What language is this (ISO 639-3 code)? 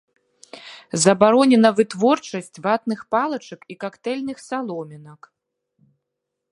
bel